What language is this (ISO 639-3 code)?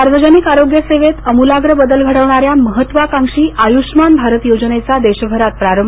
mar